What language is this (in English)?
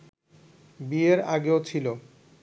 Bangla